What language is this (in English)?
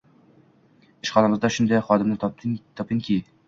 Uzbek